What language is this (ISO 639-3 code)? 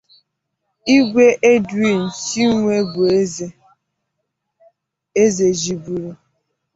ibo